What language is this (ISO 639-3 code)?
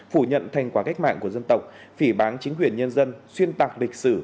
vie